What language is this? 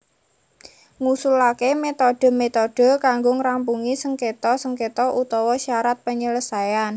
Javanese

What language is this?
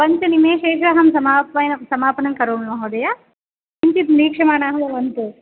Sanskrit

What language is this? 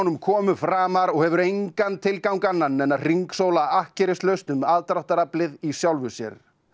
Icelandic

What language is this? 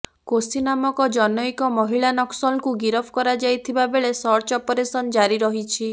Odia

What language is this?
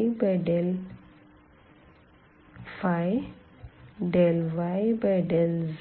Hindi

